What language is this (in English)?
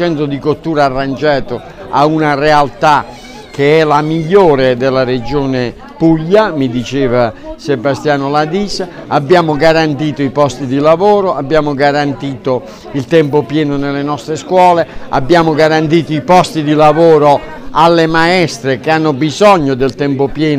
Italian